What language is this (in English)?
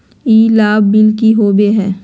Magahi